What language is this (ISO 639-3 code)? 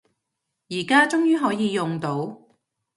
yue